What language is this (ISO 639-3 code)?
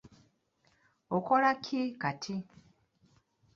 lug